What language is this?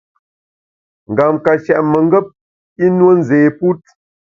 Bamun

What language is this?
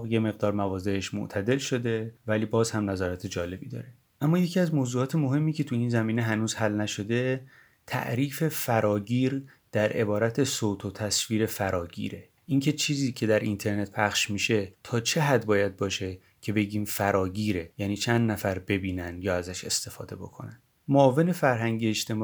Persian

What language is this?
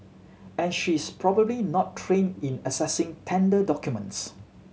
English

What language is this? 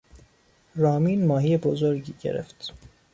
Persian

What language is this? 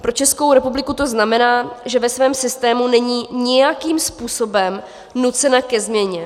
Czech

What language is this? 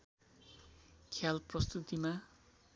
Nepali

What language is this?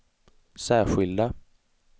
Swedish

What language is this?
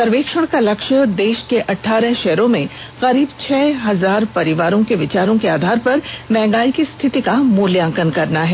Hindi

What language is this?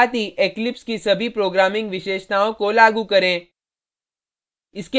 Hindi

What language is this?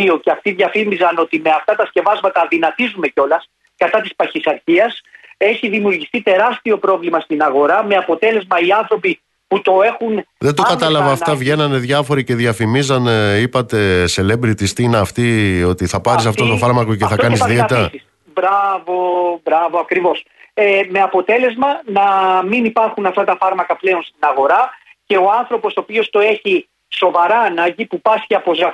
Greek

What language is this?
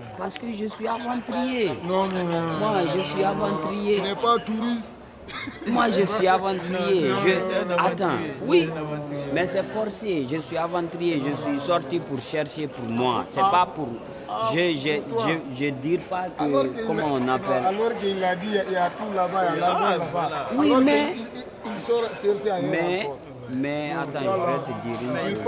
French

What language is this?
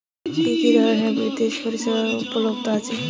Bangla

